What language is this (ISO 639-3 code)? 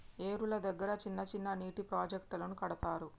tel